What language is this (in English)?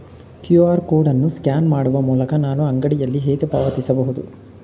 Kannada